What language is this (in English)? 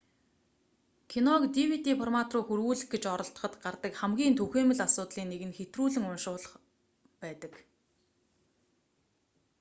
Mongolian